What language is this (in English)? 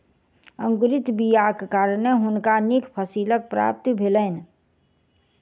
Maithili